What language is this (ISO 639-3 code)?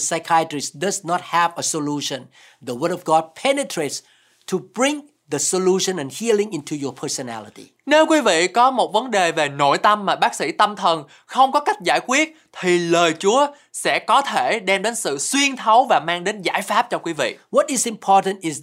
vie